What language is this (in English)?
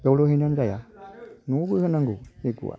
Bodo